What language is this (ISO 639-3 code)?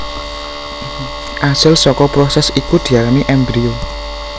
jav